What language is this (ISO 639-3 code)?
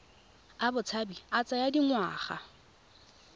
tsn